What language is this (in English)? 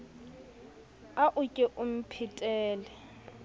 Southern Sotho